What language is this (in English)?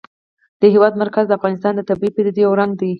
Pashto